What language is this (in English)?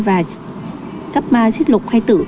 Vietnamese